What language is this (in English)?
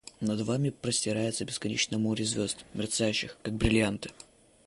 Russian